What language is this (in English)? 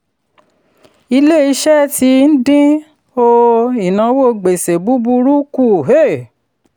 Yoruba